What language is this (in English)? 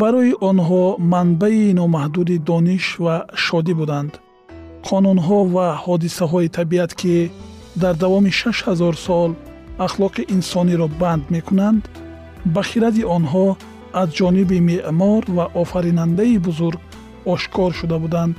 Persian